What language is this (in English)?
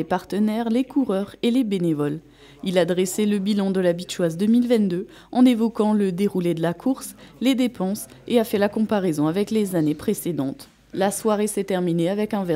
French